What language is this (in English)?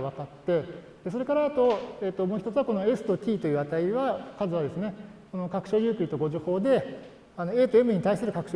Japanese